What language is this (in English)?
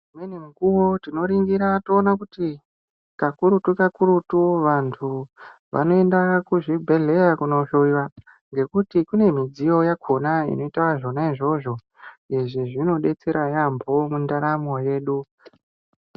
Ndau